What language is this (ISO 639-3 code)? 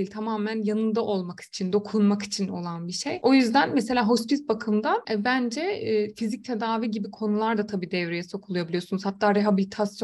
tur